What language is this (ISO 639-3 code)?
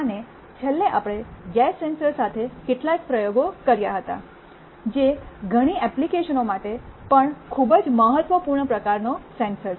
guj